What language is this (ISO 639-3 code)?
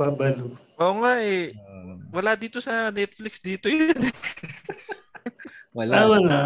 fil